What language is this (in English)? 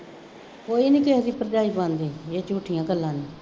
Punjabi